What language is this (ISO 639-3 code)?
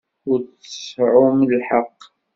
kab